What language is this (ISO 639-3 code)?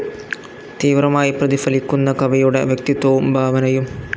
mal